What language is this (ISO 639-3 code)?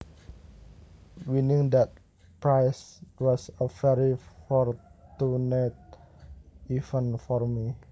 jav